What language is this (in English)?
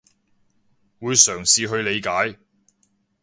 Cantonese